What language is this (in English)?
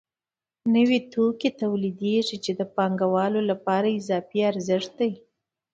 Pashto